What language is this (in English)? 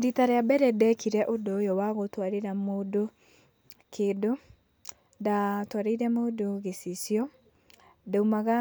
Kikuyu